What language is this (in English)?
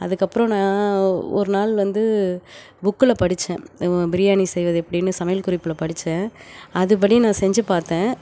Tamil